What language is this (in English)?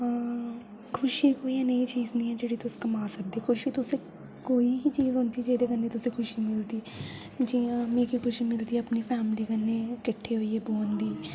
Dogri